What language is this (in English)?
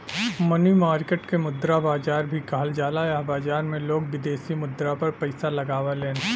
Bhojpuri